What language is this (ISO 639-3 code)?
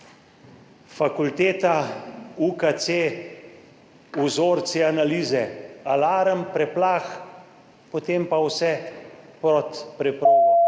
slv